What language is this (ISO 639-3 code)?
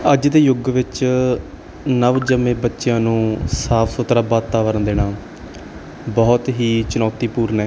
pan